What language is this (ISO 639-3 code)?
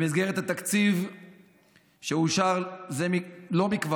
heb